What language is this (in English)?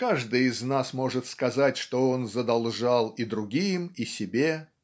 Russian